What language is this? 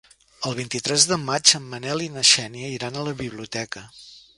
Catalan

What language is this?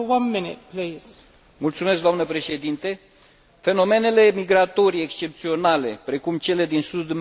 Romanian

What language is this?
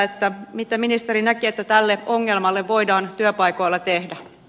Finnish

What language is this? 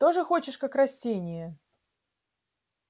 Russian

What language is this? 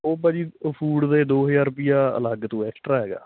Punjabi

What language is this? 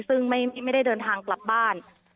Thai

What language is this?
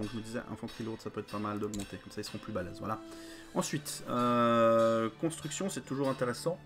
French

